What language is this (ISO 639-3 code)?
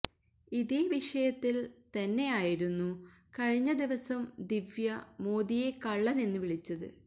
mal